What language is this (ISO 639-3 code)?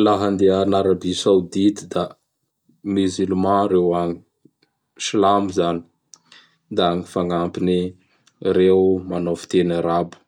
bhr